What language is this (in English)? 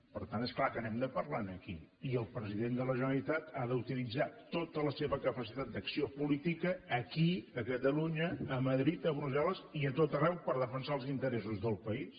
Catalan